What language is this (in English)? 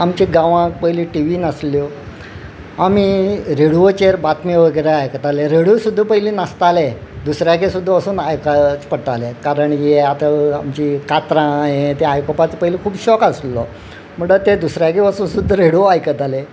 Konkani